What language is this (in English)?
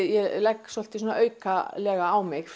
Icelandic